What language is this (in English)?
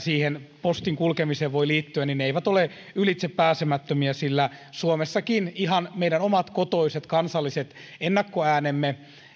Finnish